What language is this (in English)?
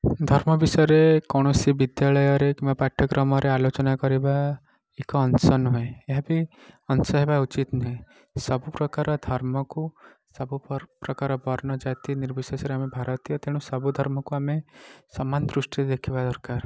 Odia